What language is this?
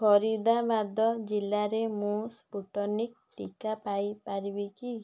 Odia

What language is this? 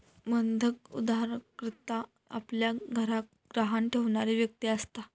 Marathi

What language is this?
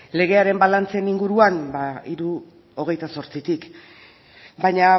Basque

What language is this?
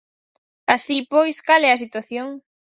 Galician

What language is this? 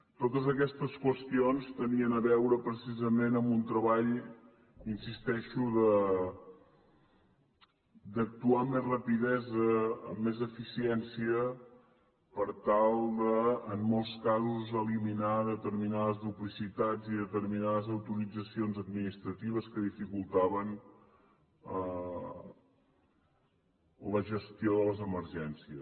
Catalan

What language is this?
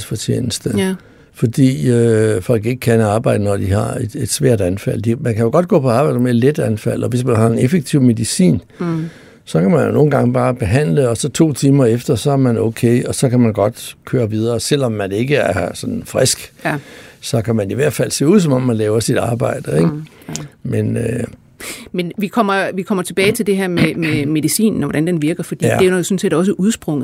Danish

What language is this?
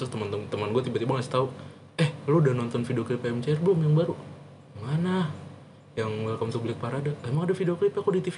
Indonesian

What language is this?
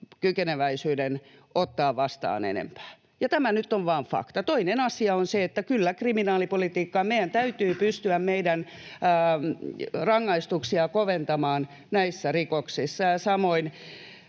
Finnish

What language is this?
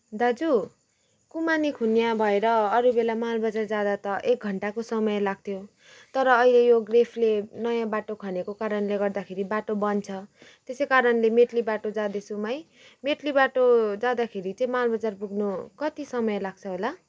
Nepali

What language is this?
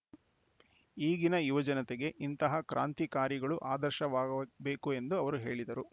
Kannada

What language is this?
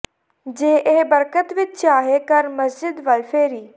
Punjabi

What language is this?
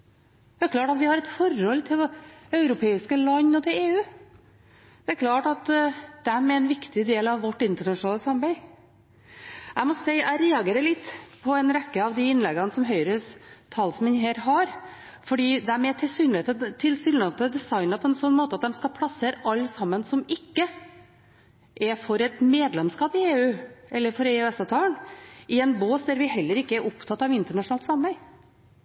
Norwegian Bokmål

